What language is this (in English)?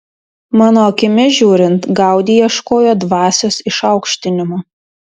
Lithuanian